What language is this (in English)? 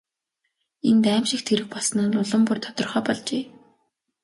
Mongolian